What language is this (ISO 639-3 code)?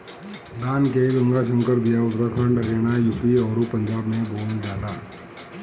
bho